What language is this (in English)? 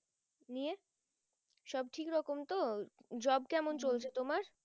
Bangla